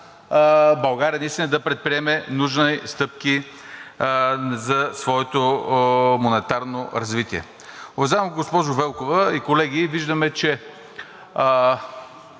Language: Bulgarian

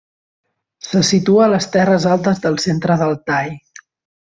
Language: Catalan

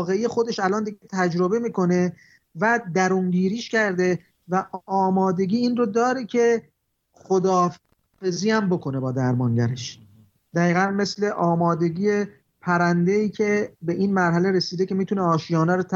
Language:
Persian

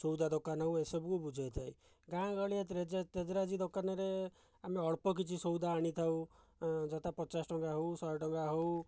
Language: Odia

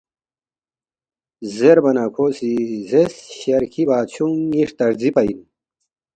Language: Balti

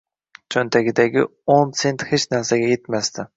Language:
Uzbek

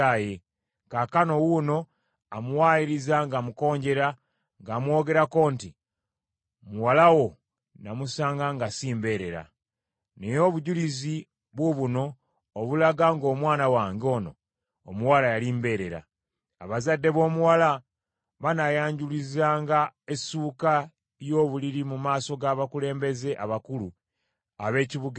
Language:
Ganda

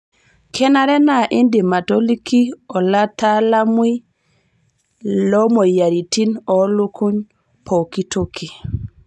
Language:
Masai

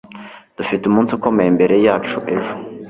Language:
Kinyarwanda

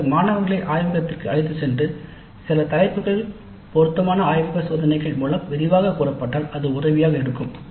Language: Tamil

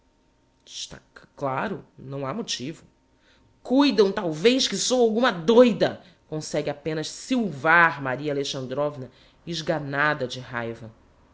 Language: Portuguese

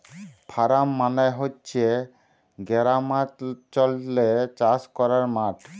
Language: Bangla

